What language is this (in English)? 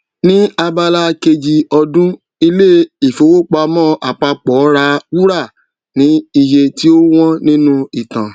Yoruba